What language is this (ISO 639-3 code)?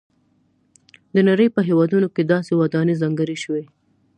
pus